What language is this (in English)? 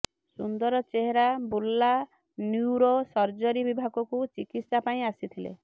Odia